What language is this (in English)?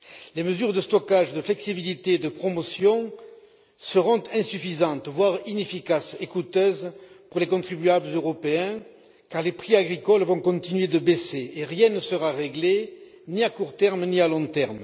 French